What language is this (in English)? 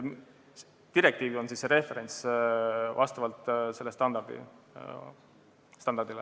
Estonian